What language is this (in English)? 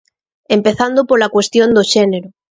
Galician